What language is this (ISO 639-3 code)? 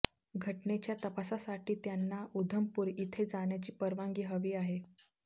mar